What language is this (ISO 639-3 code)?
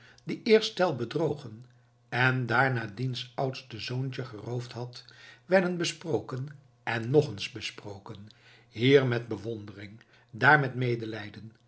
nld